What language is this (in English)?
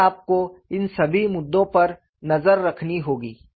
Hindi